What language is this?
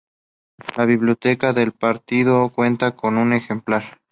Spanish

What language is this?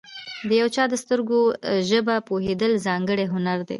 Pashto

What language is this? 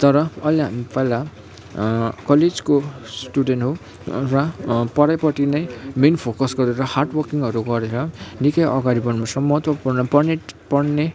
Nepali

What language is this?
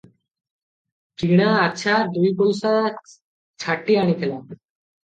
Odia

